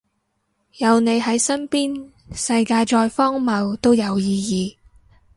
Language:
Cantonese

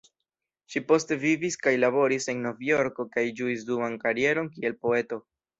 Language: Esperanto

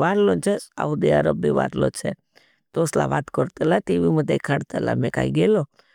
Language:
Bhili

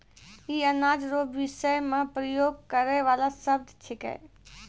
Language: Maithili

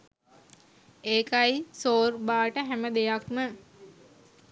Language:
Sinhala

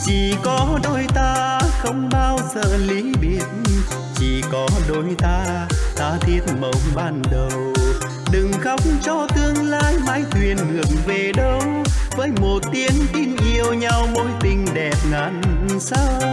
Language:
Vietnamese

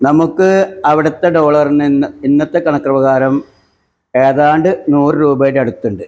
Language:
Malayalam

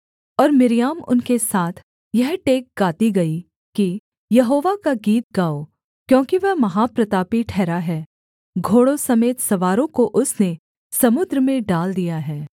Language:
Hindi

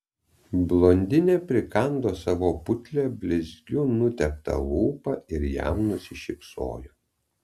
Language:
Lithuanian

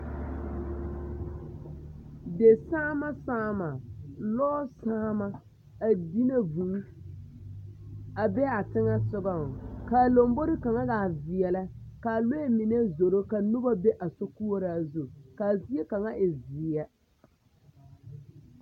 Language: Southern Dagaare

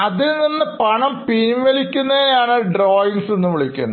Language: Malayalam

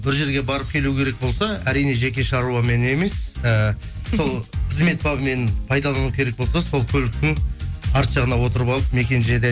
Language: Kazakh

